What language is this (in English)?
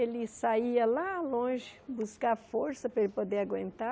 Portuguese